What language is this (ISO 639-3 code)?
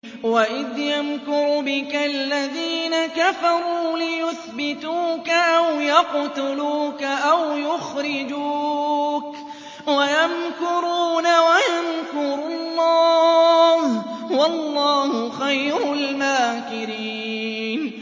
ara